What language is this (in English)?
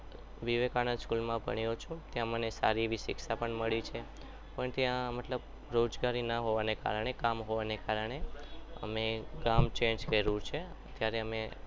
Gujarati